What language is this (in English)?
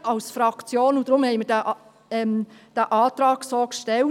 Swiss German